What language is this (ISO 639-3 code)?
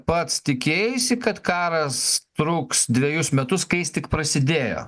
lit